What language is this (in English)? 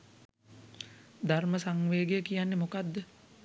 Sinhala